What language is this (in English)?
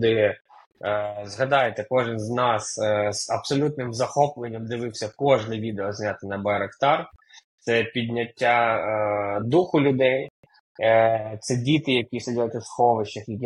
Ukrainian